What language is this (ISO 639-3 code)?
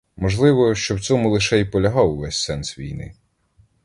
ukr